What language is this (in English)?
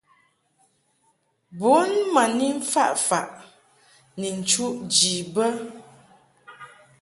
Mungaka